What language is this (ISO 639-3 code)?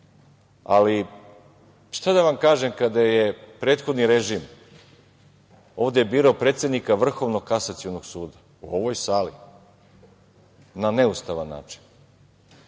srp